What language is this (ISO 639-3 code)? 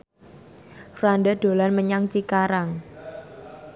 jav